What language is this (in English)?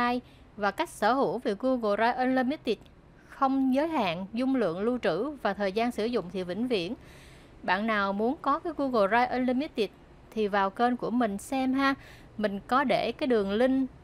Vietnamese